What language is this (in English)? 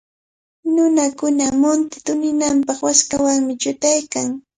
Cajatambo North Lima Quechua